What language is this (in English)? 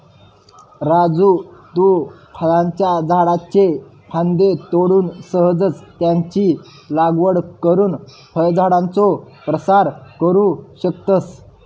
Marathi